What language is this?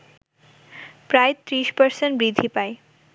Bangla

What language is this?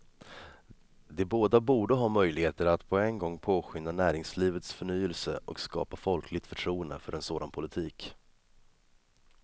Swedish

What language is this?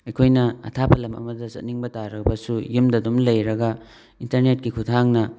Manipuri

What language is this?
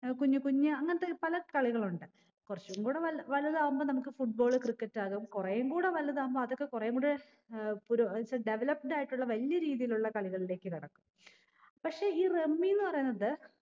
Malayalam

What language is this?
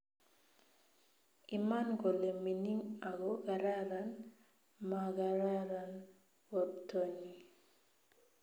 Kalenjin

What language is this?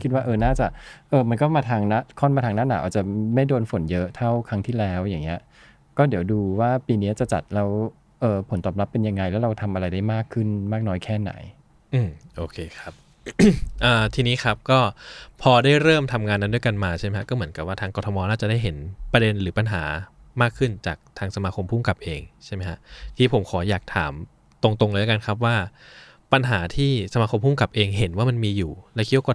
Thai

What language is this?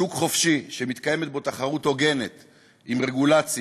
Hebrew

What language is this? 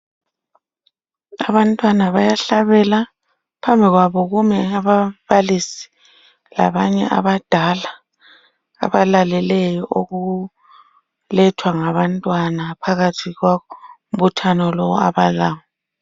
North Ndebele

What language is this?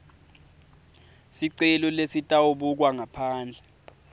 Swati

